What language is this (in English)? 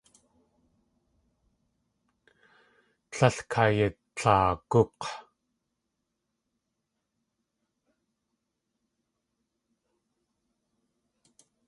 Tlingit